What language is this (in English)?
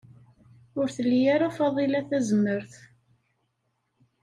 Kabyle